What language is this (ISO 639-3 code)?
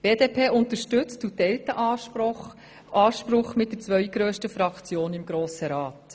gsw